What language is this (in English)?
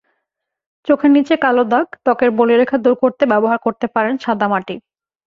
Bangla